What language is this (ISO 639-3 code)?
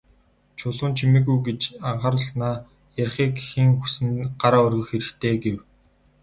mon